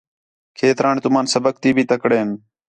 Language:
Khetrani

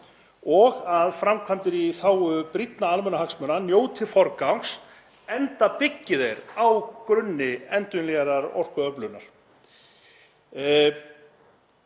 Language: Icelandic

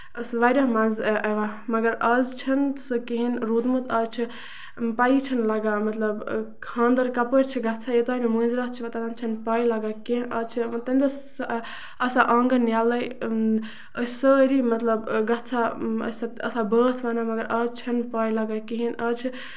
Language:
Kashmiri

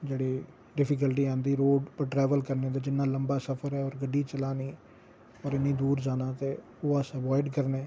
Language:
Dogri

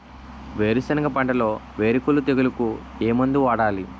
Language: Telugu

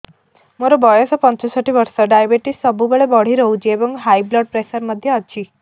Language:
Odia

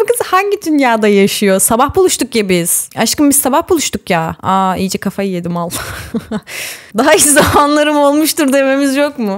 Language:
Turkish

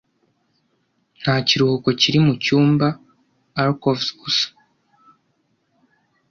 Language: Kinyarwanda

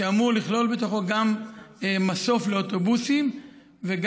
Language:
Hebrew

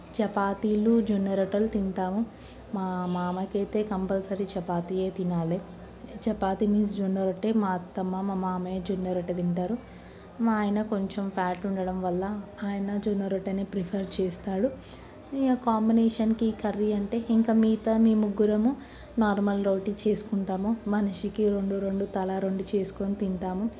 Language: Telugu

